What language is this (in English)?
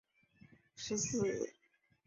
Chinese